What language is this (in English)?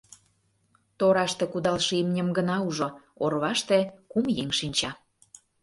Mari